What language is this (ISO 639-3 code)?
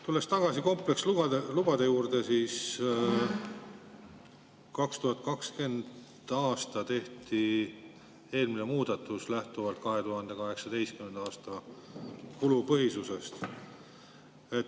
est